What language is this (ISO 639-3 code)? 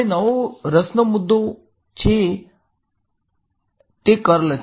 guj